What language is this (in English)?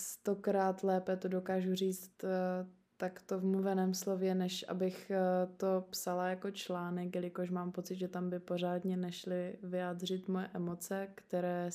Czech